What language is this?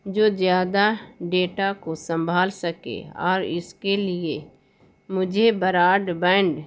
Urdu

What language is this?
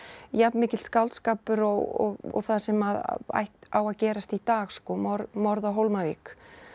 Icelandic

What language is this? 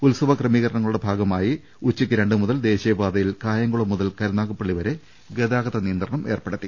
Malayalam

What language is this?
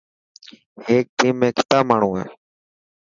Dhatki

